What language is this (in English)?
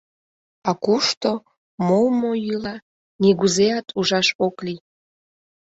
Mari